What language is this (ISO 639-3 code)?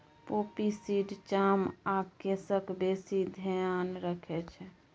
mai